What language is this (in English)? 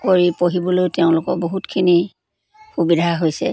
Assamese